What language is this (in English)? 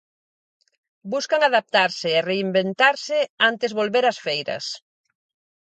Galician